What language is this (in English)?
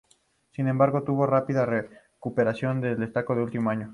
Spanish